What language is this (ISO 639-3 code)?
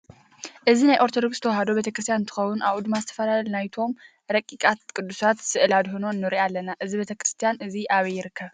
tir